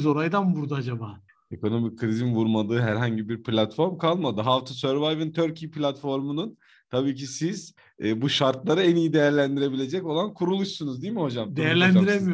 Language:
Turkish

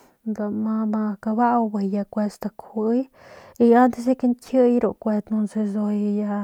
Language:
Northern Pame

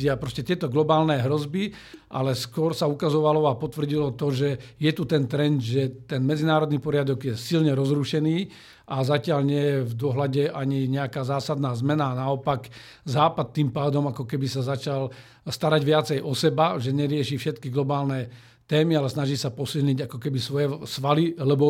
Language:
Slovak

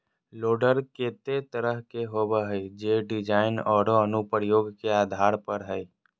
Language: Magahi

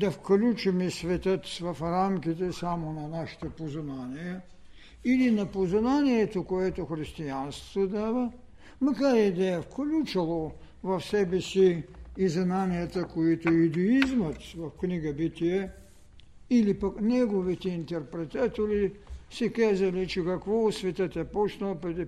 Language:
Bulgarian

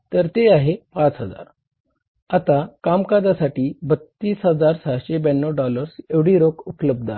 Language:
Marathi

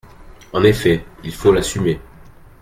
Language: French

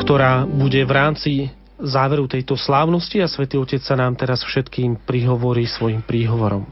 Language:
Slovak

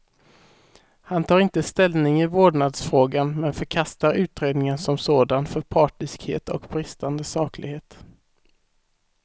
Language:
Swedish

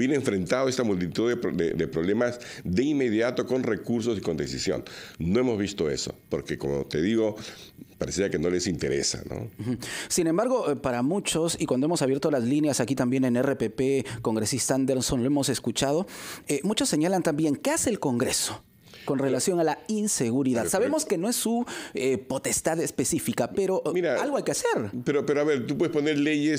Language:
Spanish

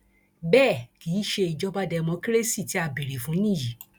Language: Yoruba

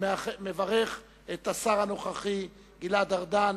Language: Hebrew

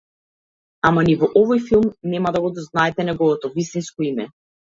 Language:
Macedonian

